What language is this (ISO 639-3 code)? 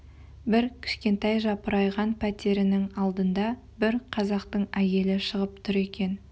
kaz